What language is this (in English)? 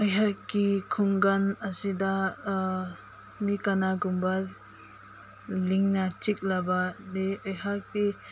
Manipuri